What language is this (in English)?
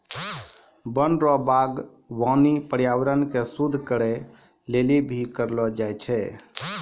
Maithili